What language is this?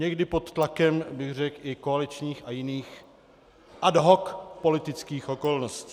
Czech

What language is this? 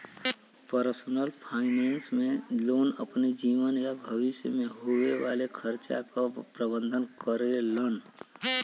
Bhojpuri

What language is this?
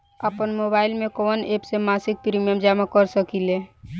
Bhojpuri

